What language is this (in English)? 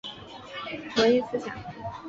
Chinese